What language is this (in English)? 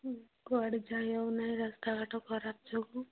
Odia